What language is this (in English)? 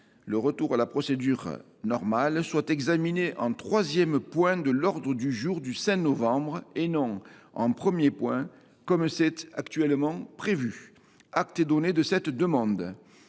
French